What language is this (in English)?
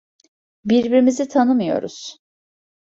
Turkish